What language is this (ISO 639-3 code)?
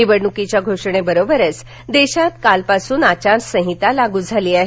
mar